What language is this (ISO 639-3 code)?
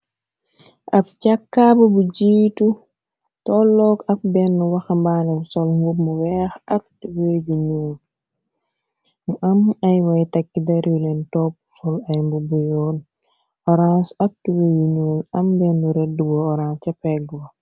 wol